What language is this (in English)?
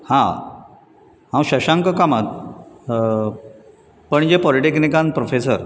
Konkani